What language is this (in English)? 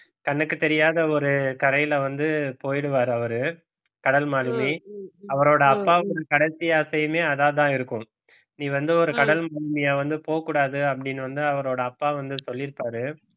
Tamil